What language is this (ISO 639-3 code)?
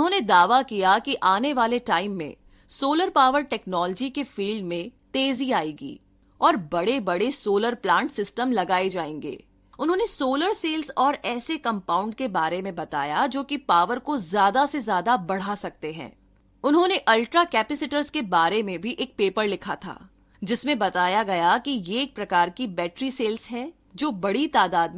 hin